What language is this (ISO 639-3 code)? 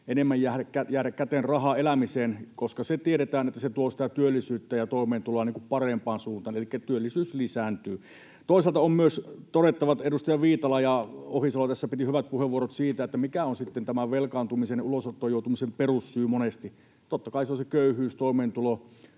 fin